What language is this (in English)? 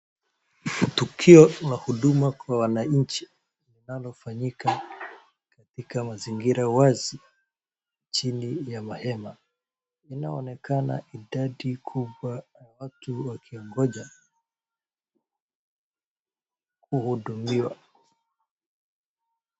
Swahili